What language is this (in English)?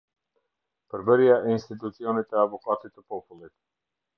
Albanian